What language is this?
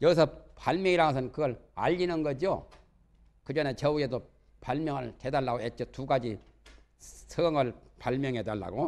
Korean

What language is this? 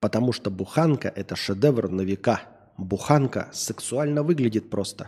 Russian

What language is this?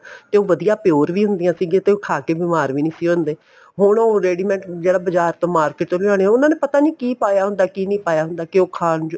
Punjabi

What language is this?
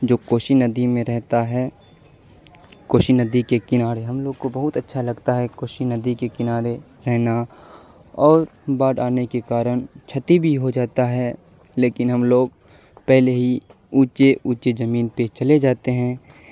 Urdu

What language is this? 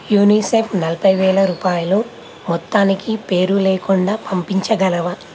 Telugu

